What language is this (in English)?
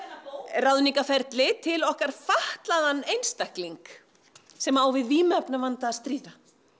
Icelandic